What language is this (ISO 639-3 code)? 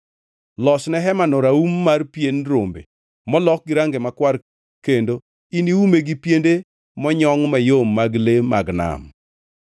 luo